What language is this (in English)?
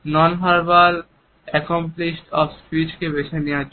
Bangla